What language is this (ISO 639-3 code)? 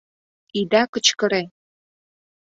chm